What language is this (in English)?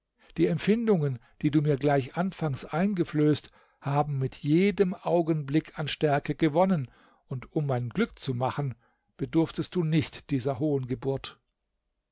German